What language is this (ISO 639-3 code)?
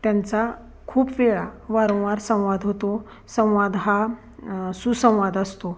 mar